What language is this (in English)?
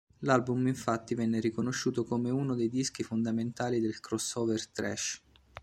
Italian